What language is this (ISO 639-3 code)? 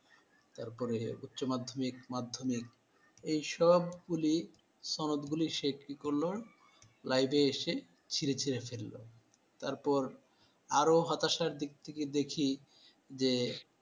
ben